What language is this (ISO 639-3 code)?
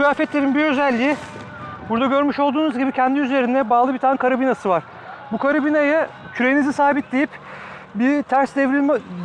tur